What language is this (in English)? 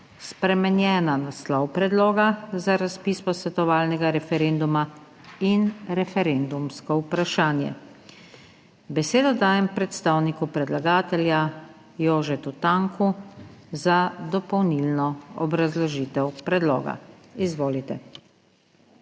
Slovenian